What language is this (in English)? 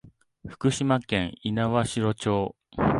Japanese